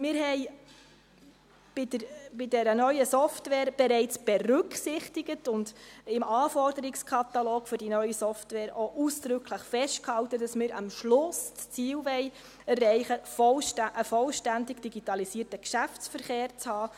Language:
Swiss German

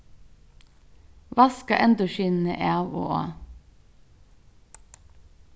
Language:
Faroese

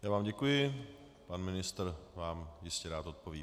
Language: Czech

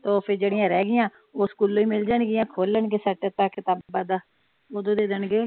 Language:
Punjabi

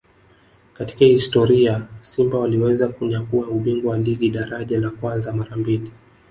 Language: Swahili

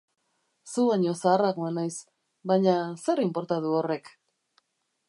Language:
Basque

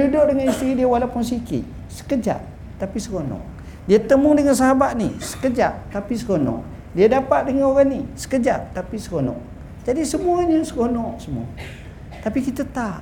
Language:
Malay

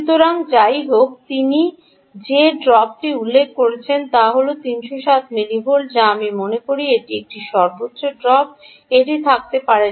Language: Bangla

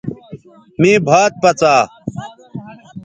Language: Bateri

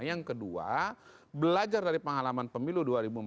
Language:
Indonesian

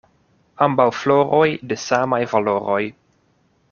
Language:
Esperanto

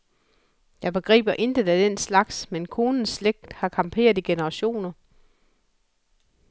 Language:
Danish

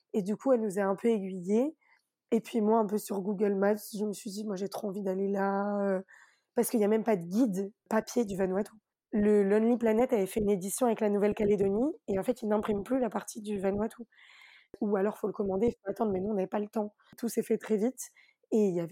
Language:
French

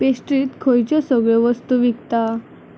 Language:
Konkani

